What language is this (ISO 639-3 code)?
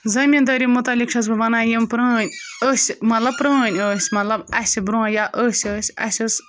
kas